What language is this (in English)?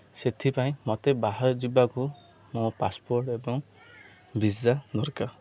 Odia